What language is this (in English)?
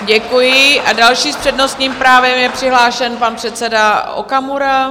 Czech